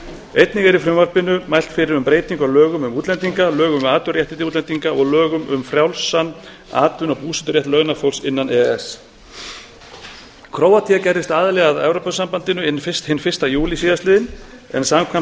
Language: Icelandic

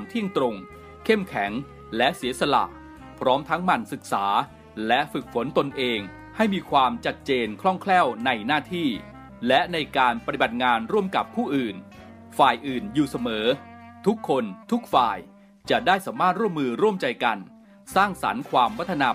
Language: Thai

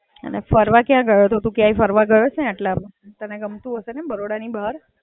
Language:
Gujarati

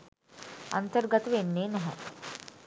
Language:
Sinhala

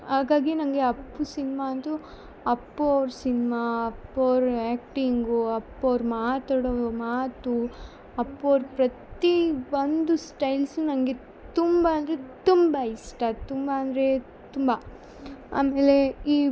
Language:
Kannada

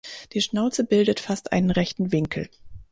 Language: German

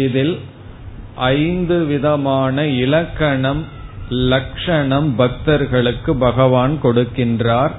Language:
Tamil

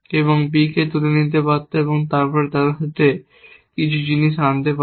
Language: Bangla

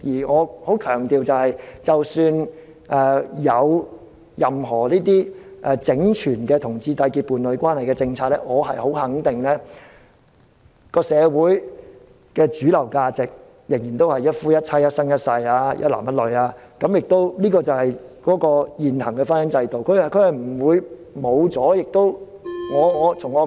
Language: Cantonese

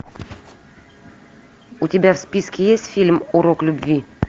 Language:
Russian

